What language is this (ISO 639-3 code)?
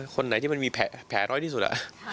tha